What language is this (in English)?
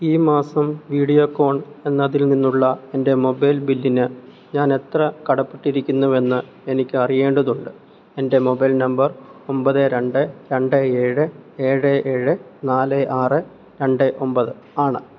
Malayalam